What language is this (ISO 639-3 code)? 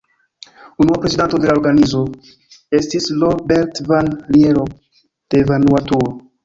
epo